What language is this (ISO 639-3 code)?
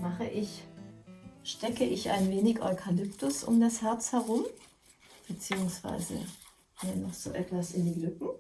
deu